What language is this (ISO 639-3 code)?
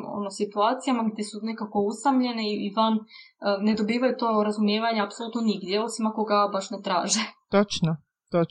hrv